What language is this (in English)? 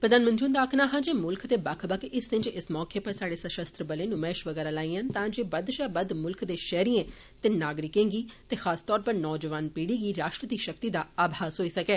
Dogri